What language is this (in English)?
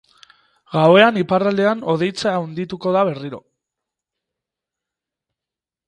Basque